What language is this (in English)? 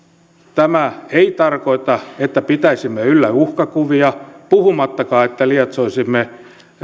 Finnish